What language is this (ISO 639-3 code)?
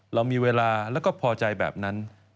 tha